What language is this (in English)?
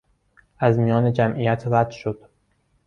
Persian